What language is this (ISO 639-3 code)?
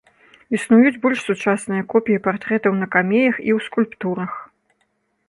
bel